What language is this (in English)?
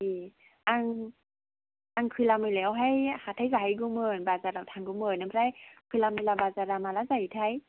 Bodo